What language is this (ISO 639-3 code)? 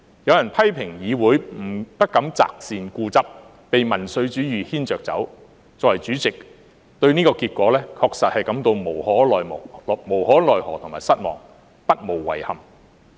yue